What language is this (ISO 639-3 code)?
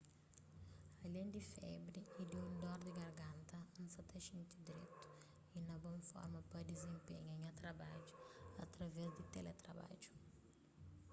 kea